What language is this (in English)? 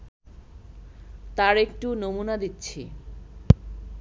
Bangla